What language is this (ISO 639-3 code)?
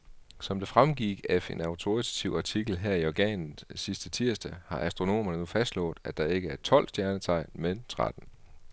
dan